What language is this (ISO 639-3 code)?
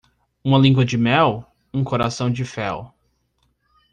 por